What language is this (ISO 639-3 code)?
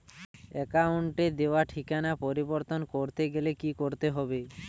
ben